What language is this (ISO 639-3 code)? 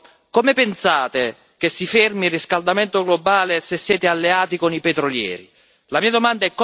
ita